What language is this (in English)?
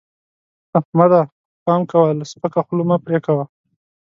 Pashto